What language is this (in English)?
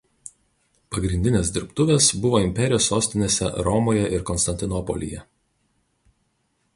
Lithuanian